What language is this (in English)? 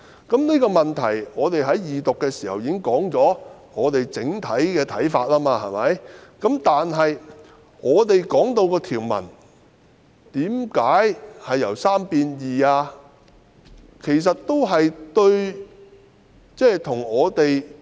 Cantonese